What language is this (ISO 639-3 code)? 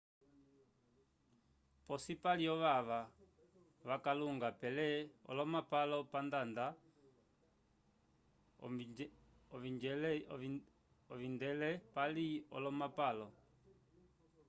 umb